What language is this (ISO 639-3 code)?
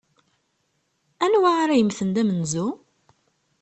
kab